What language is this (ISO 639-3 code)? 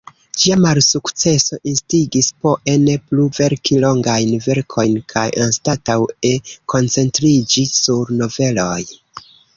epo